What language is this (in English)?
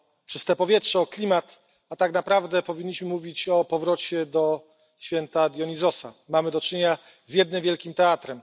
Polish